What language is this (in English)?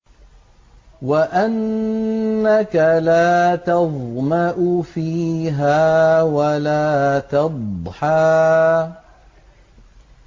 Arabic